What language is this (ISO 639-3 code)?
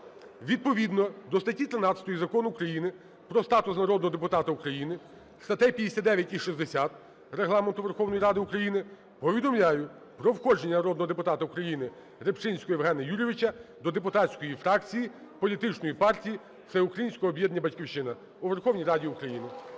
ukr